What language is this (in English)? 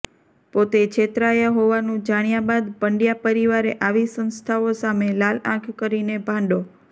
Gujarati